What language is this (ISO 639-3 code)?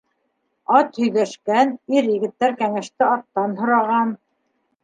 bak